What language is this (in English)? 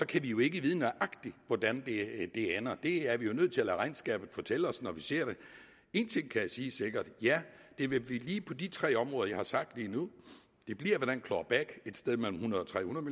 Danish